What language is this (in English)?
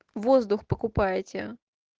Russian